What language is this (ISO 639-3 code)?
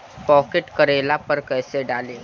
bho